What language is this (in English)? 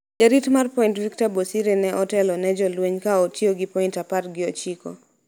Luo (Kenya and Tanzania)